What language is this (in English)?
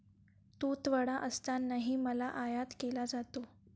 Marathi